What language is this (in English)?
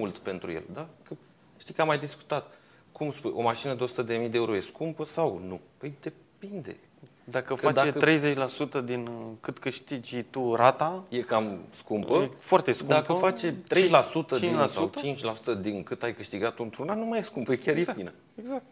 Romanian